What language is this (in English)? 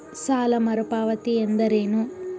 Kannada